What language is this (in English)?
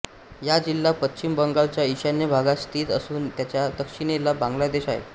Marathi